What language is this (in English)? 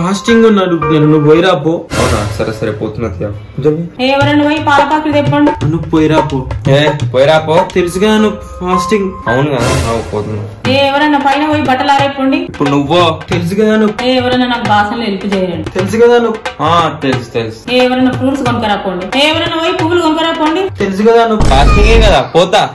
Hindi